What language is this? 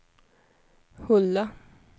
Swedish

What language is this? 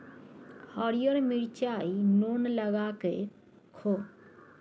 Maithili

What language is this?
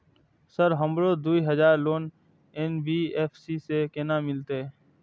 Maithili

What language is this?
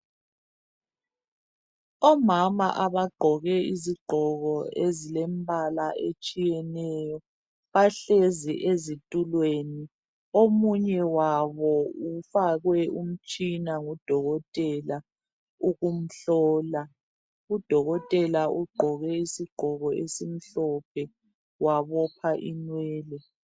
North Ndebele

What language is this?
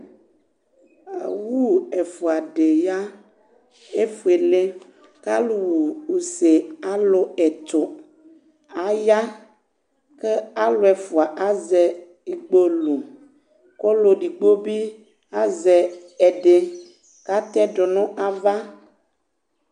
Ikposo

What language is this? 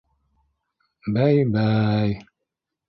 Bashkir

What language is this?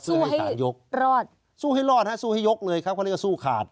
Thai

